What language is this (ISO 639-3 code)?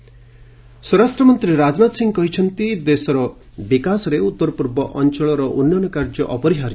ori